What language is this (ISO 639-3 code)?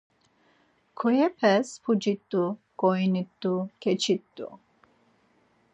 lzz